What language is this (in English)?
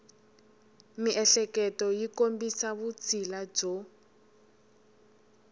Tsonga